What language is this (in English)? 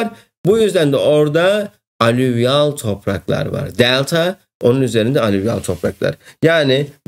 Turkish